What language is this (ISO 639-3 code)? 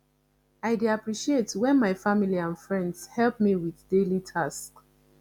pcm